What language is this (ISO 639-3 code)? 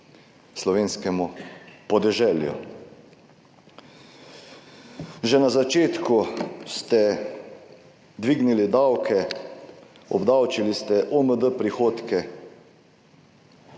slv